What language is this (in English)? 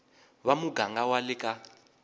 Tsonga